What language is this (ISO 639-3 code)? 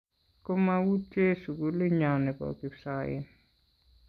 kln